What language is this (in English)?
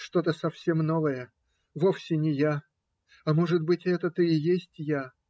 Russian